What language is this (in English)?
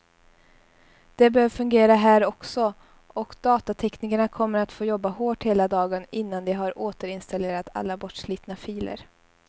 Swedish